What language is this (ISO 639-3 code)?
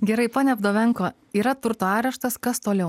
lit